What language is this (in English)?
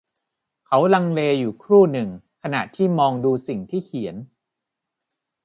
Thai